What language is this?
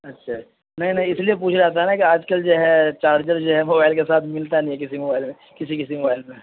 Urdu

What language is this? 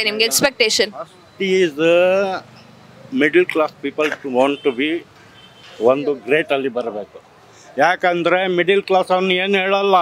Kannada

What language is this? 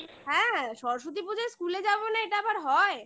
Bangla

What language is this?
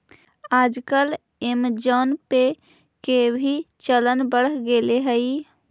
Magahi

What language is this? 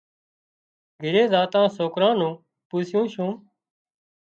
Wadiyara Koli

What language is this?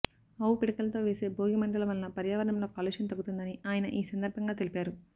Telugu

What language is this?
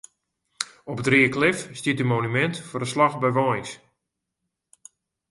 Western Frisian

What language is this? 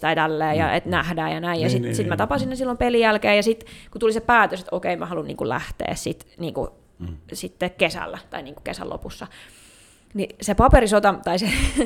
Finnish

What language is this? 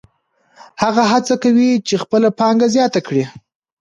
Pashto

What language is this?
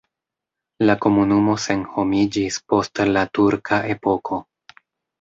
Esperanto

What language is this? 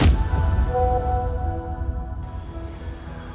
Indonesian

